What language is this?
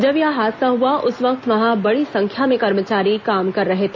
Hindi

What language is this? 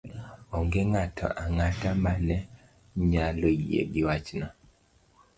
Luo (Kenya and Tanzania)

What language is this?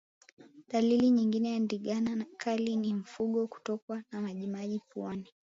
Swahili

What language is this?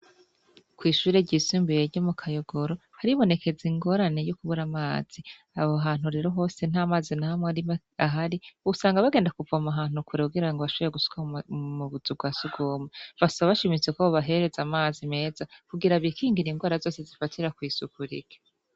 Rundi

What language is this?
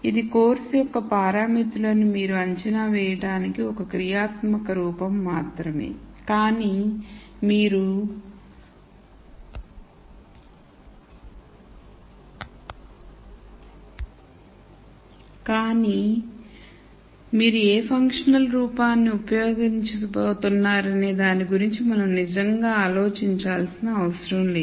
Telugu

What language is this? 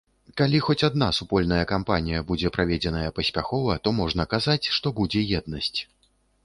Belarusian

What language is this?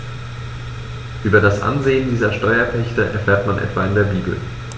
German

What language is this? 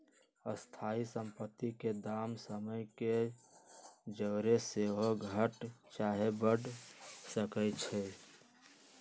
Magahi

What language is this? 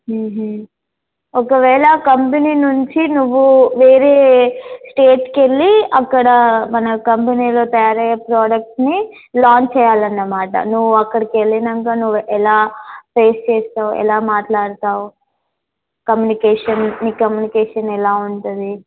Telugu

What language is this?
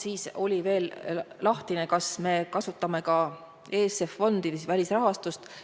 Estonian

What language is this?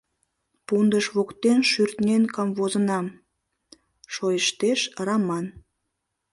Mari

